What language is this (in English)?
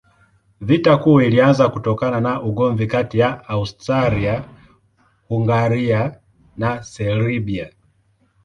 Swahili